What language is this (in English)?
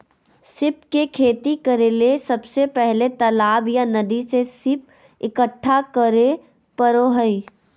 Magahi